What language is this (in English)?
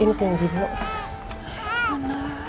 Indonesian